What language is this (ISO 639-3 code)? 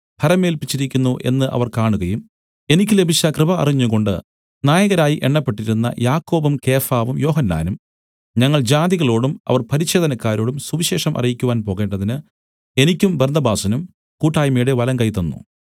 mal